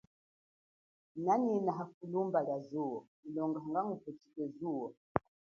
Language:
Chokwe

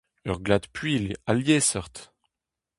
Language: Breton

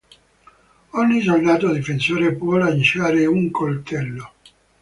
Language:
Italian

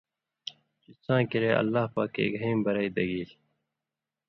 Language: Indus Kohistani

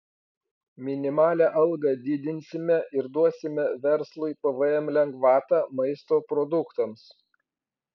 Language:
Lithuanian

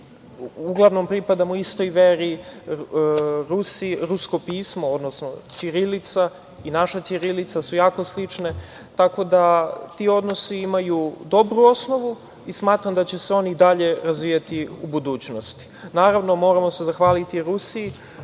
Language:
Serbian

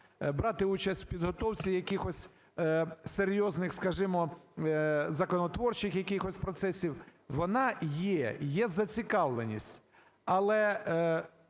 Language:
Ukrainian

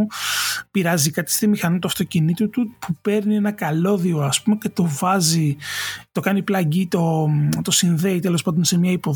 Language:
Greek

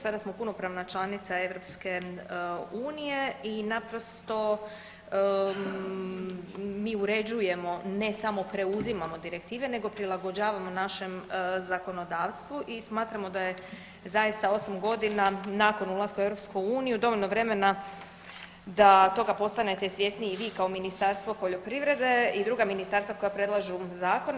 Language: Croatian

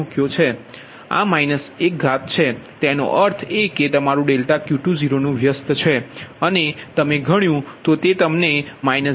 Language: Gujarati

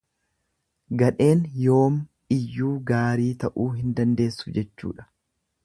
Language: Oromo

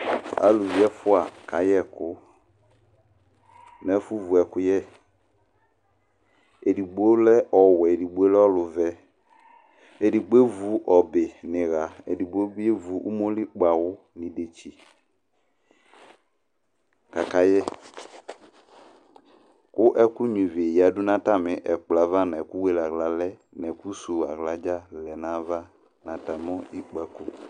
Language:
Ikposo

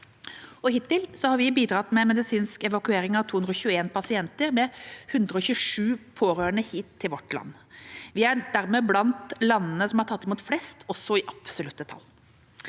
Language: Norwegian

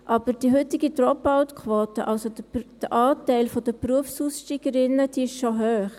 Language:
Swiss German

